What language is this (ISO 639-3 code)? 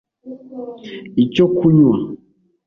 kin